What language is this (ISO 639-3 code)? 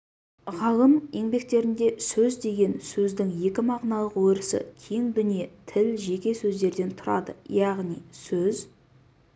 kaz